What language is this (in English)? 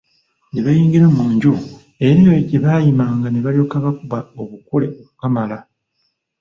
Ganda